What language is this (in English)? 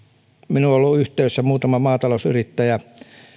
Finnish